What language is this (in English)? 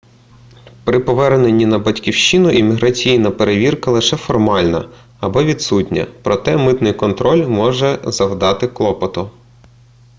Ukrainian